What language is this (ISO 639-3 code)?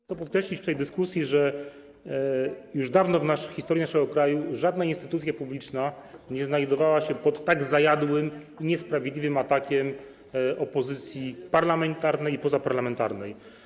pol